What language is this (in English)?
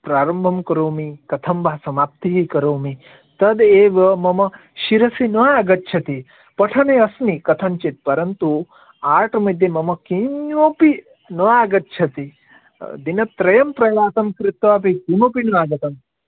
Sanskrit